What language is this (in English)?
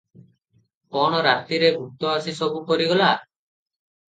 Odia